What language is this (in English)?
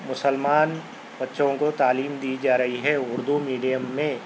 Urdu